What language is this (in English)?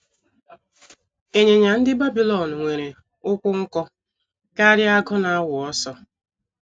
Igbo